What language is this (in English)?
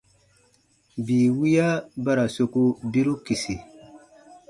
Baatonum